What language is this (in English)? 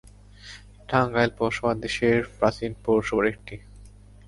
Bangla